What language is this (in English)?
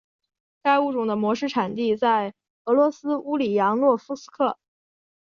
Chinese